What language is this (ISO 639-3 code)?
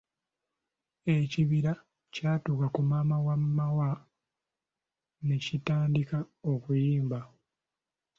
lug